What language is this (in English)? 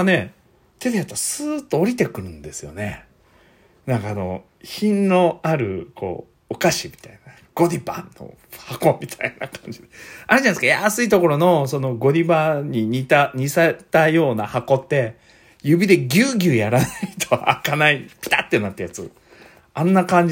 Japanese